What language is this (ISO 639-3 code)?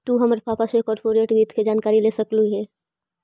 mag